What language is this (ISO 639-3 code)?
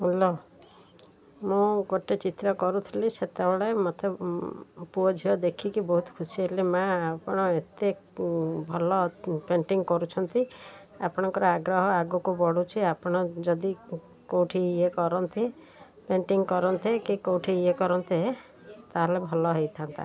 ori